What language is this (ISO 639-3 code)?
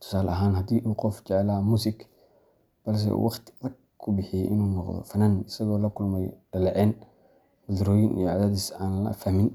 som